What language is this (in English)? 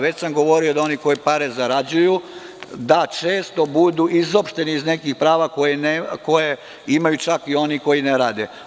Serbian